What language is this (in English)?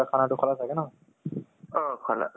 Assamese